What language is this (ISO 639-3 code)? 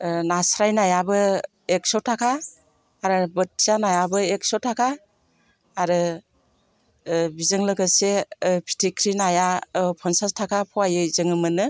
brx